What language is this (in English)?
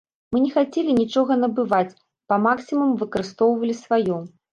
Belarusian